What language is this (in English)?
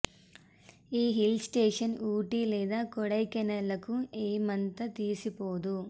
Telugu